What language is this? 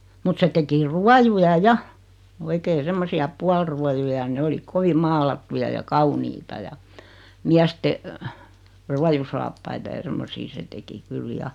Finnish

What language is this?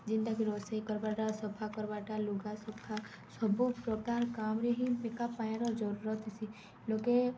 Odia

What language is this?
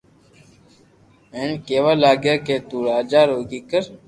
Loarki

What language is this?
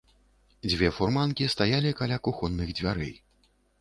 Belarusian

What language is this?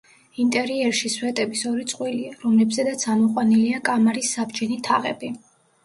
Georgian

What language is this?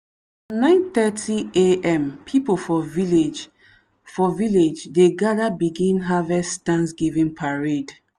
Nigerian Pidgin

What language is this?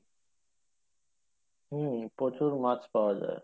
Bangla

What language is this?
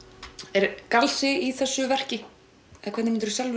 Icelandic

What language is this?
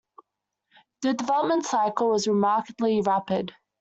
English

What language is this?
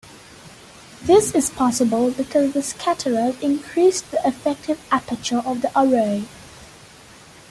English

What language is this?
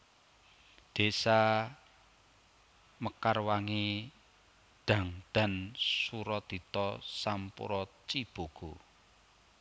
Javanese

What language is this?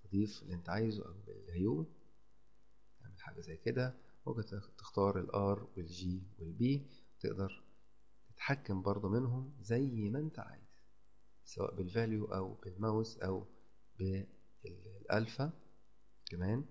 Arabic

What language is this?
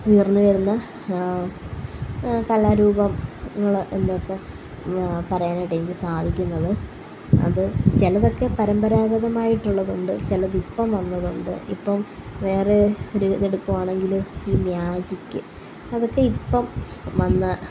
Malayalam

